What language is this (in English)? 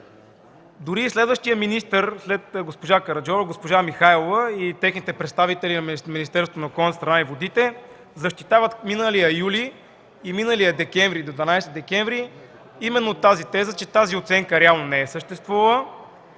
Bulgarian